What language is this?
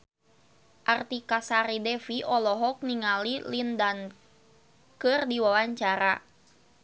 Sundanese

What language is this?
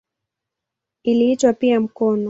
Swahili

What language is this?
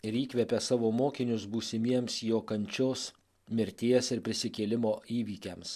Lithuanian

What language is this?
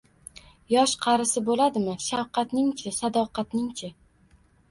Uzbek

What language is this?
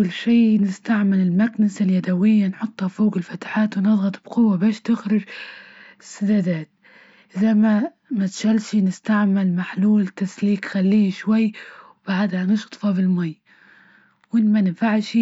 Libyan Arabic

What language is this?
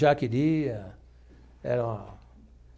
Portuguese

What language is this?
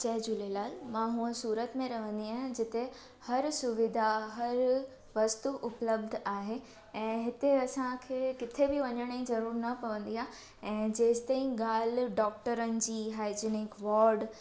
Sindhi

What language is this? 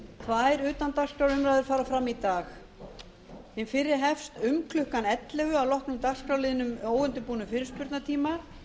Icelandic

